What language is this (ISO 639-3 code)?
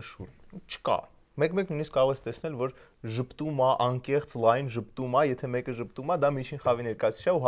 tur